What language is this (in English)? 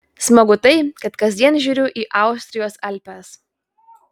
Lithuanian